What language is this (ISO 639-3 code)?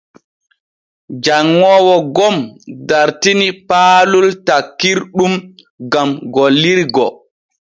fue